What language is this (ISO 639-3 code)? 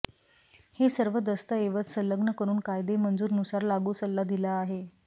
mar